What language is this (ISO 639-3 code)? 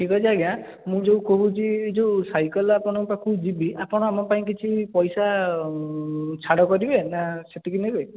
ori